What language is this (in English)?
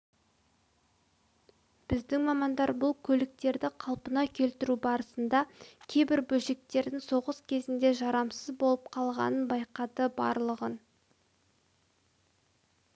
Kazakh